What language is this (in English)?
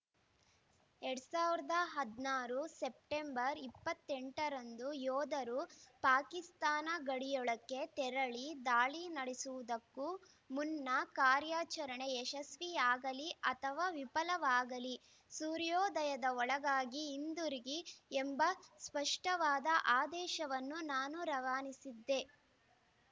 Kannada